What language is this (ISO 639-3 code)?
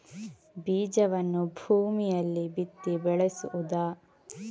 kan